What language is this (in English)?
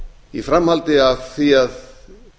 Icelandic